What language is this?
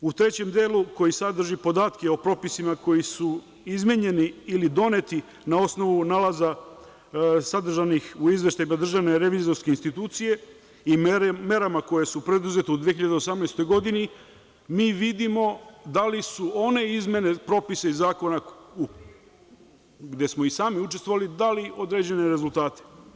Serbian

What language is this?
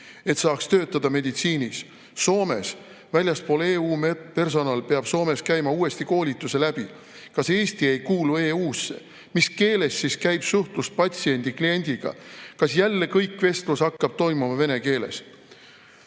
Estonian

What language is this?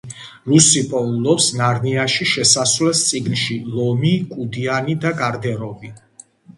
Georgian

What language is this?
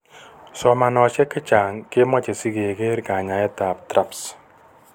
Kalenjin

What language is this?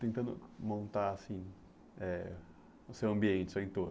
Portuguese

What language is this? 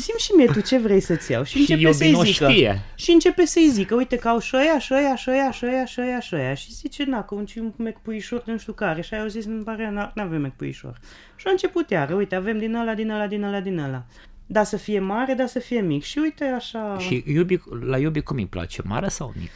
Romanian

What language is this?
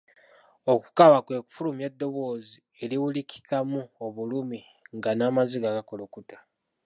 Ganda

